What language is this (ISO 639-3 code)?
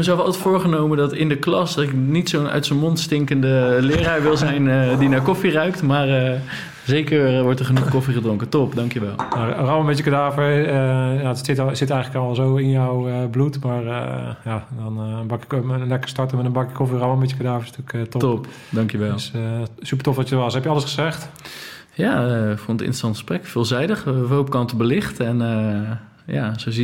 nld